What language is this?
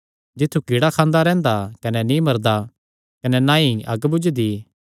Kangri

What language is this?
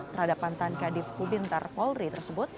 Indonesian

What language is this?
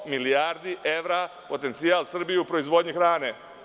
Serbian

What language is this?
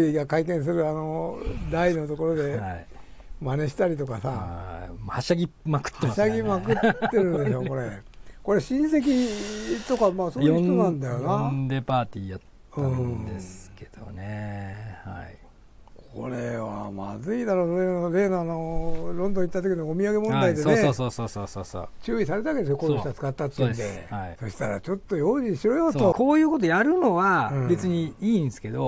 Japanese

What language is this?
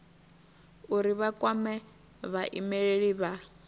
Venda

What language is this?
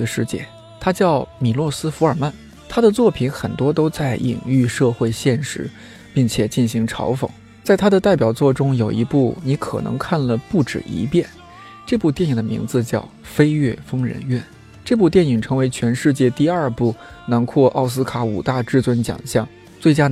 Chinese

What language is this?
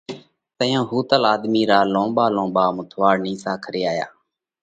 Parkari Koli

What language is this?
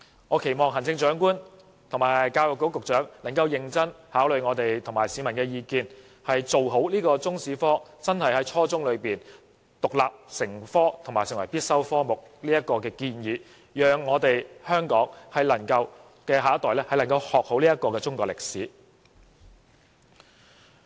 Cantonese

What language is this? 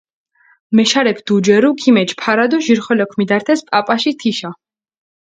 Mingrelian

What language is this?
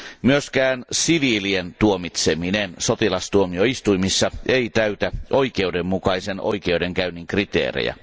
Finnish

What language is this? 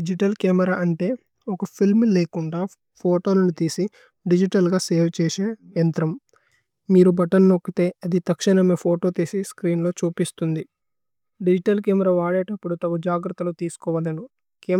Tulu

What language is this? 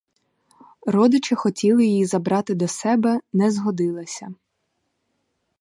Ukrainian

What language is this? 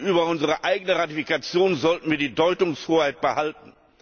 German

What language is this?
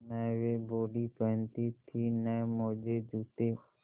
Hindi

